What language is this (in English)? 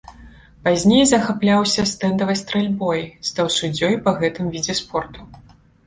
Belarusian